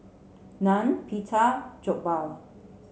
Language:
English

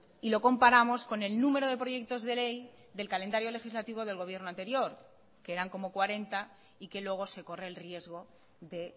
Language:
Spanish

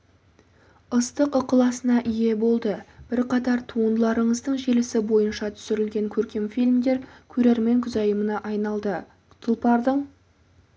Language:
Kazakh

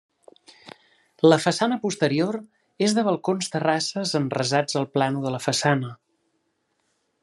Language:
Catalan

